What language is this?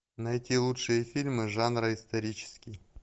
Russian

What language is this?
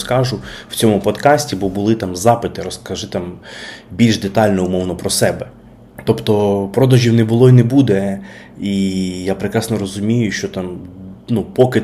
Ukrainian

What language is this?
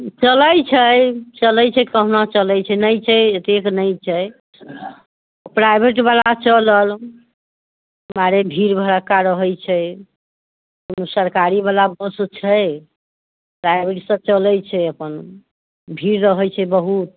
Maithili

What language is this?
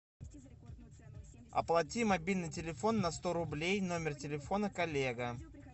Russian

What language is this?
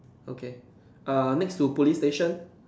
English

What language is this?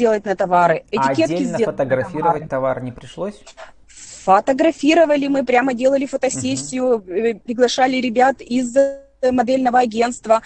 Russian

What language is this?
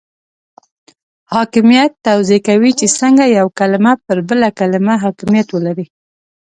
Pashto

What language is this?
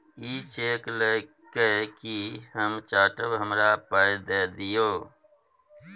Maithili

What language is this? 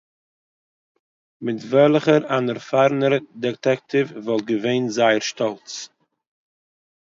Yiddish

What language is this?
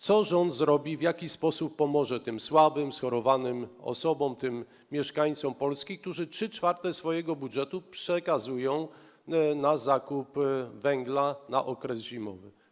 Polish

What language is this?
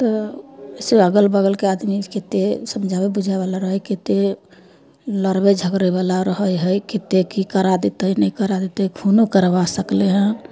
Maithili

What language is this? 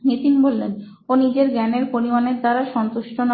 Bangla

